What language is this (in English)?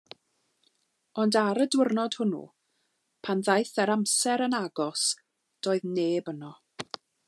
Welsh